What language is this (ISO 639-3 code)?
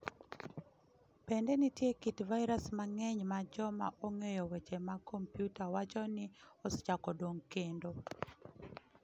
luo